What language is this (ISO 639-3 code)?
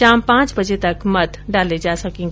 hin